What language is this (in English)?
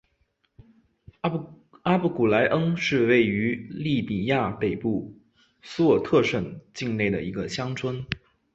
Chinese